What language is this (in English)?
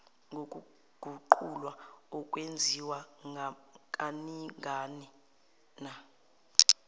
Zulu